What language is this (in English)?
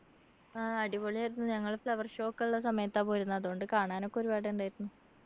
Malayalam